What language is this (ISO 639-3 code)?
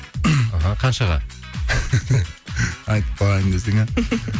kaz